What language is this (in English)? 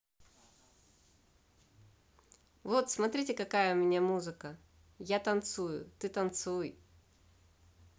Russian